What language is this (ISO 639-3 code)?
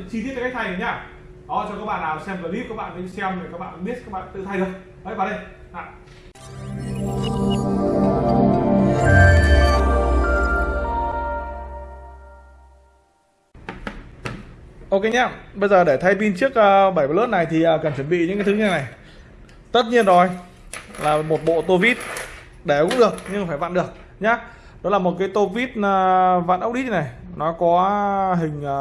vie